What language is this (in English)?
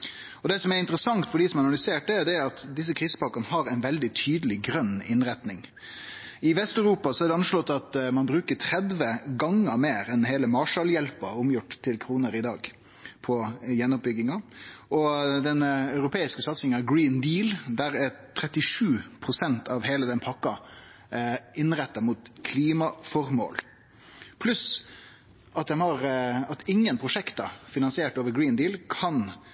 Norwegian Nynorsk